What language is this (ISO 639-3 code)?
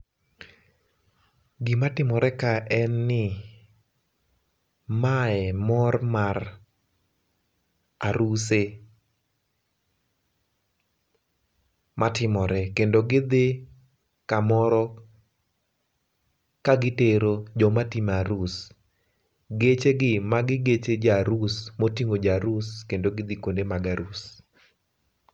luo